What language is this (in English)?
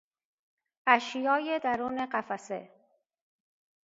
Persian